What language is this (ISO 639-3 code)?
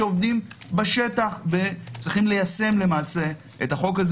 heb